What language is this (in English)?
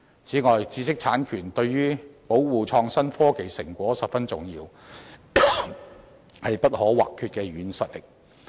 Cantonese